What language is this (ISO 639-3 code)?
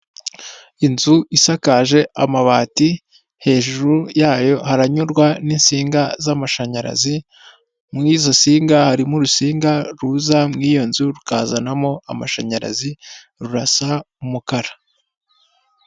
kin